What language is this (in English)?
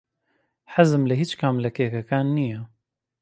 Central Kurdish